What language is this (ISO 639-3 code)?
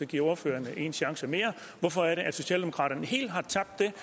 dan